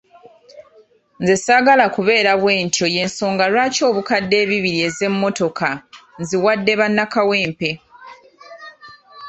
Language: Ganda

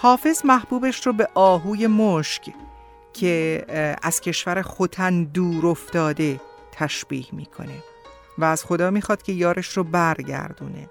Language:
Persian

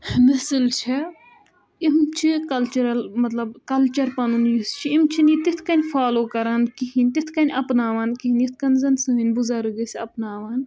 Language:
Kashmiri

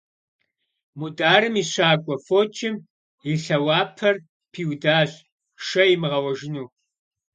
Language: Kabardian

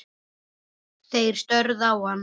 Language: Icelandic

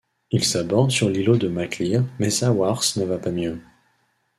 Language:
French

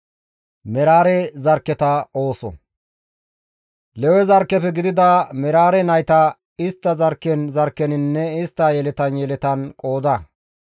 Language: Gamo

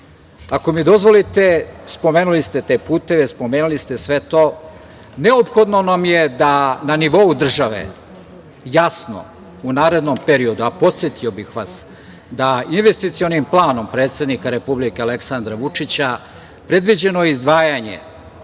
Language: Serbian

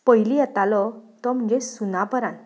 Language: Konkani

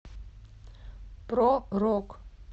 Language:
Russian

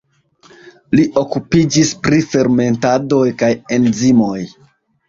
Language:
Esperanto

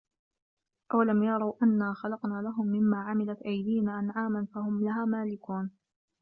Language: Arabic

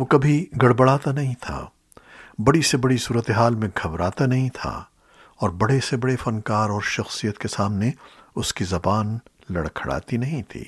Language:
Urdu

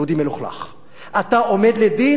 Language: Hebrew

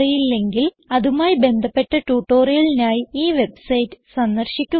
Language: Malayalam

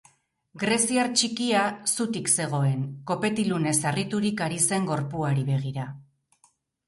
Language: Basque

